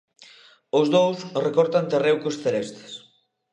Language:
Galician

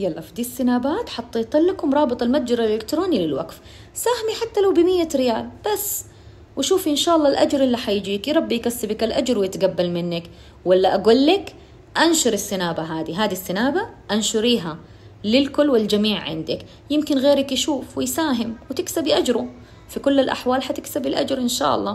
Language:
Arabic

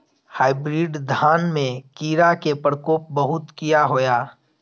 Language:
Maithili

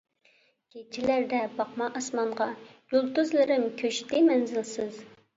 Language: Uyghur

